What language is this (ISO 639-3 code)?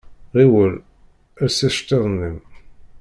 kab